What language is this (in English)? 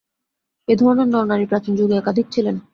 Bangla